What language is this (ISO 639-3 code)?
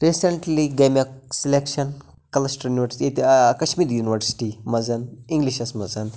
kas